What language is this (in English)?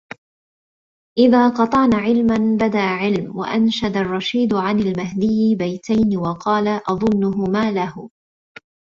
Arabic